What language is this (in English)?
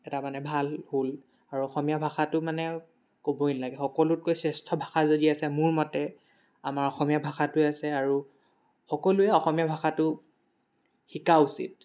Assamese